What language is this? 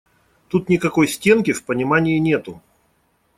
Russian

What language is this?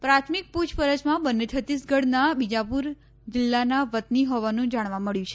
Gujarati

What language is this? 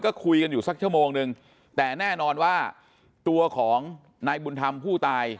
Thai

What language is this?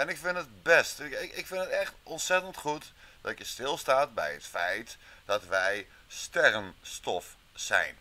Dutch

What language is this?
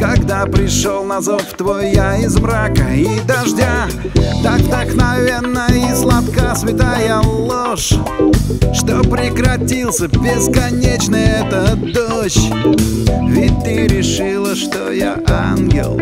Russian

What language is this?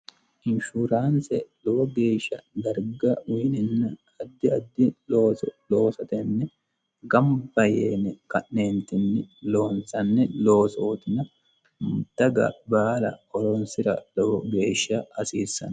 Sidamo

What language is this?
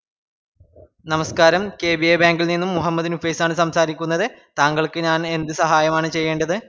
Malayalam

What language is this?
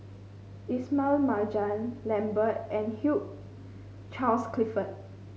English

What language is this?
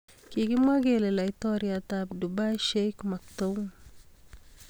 Kalenjin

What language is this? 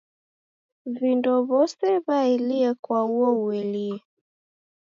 Taita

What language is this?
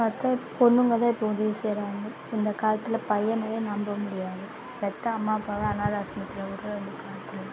Tamil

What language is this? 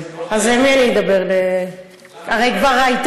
Hebrew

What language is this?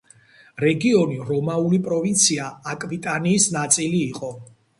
Georgian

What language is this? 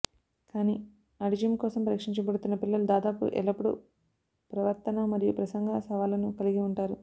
Telugu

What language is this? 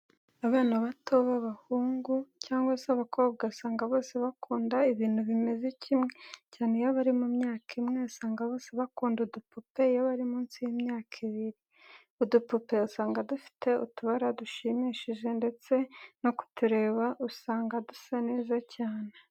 Kinyarwanda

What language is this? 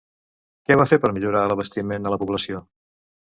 Catalan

